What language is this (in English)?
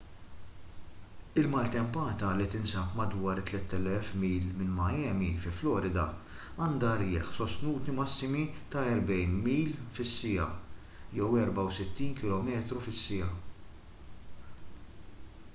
Maltese